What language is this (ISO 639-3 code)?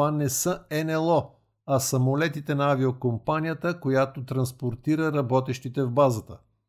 bul